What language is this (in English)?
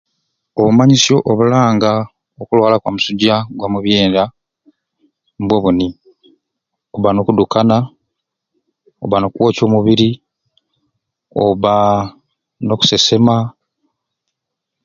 Ruuli